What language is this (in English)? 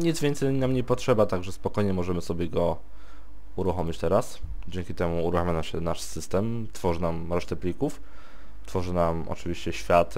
Polish